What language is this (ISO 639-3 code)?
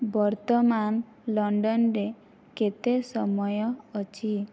ori